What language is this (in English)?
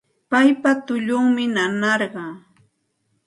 Santa Ana de Tusi Pasco Quechua